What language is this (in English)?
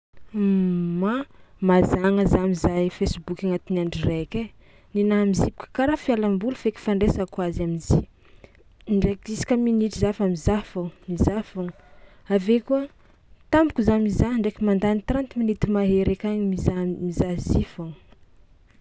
Tsimihety Malagasy